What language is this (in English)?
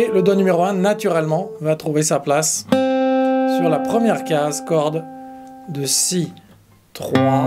French